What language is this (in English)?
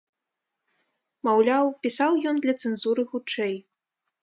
Belarusian